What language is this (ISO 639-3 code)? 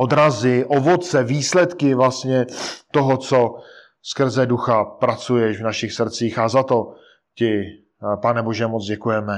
ces